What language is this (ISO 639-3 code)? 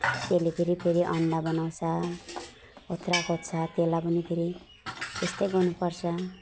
nep